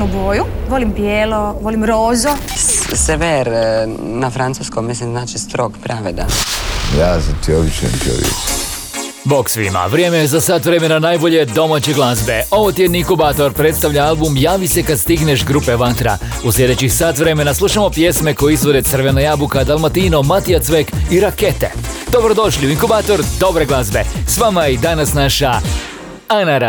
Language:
Croatian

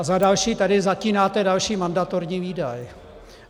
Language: Czech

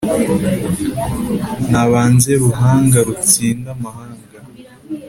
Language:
Kinyarwanda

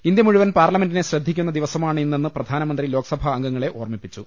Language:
Malayalam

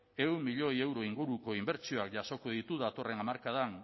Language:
Basque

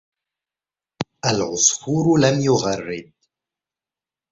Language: Arabic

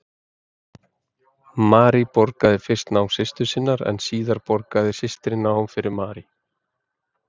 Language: Icelandic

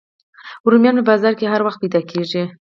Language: Pashto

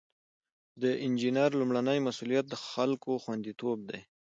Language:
Pashto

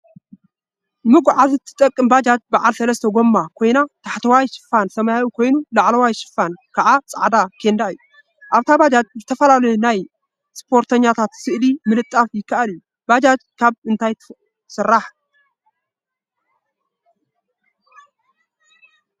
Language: Tigrinya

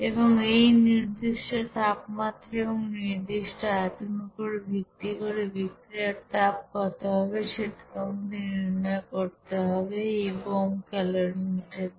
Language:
Bangla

